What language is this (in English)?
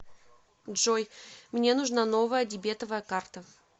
Russian